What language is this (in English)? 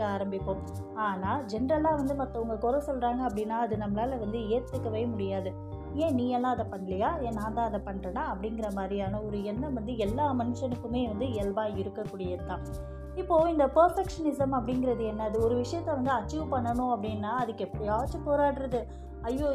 Tamil